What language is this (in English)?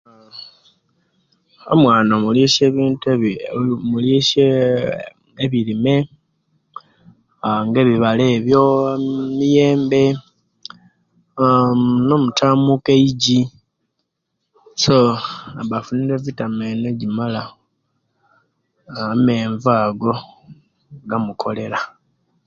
Kenyi